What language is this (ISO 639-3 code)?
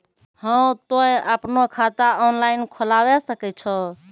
mai